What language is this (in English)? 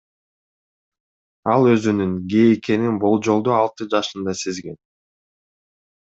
Kyrgyz